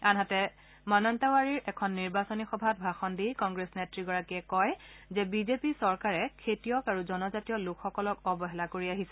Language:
Assamese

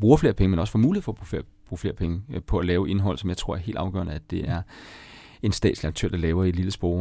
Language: Danish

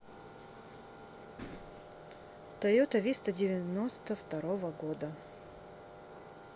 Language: Russian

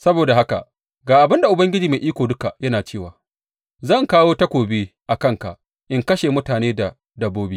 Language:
Hausa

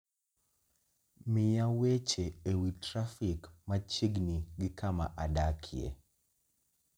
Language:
Luo (Kenya and Tanzania)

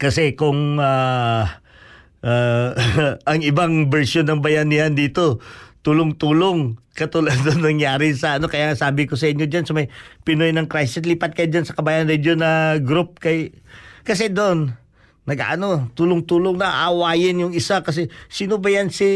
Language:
Filipino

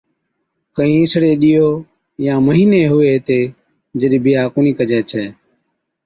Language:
Od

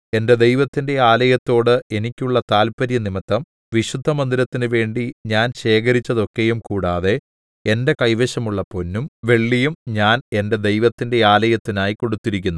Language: Malayalam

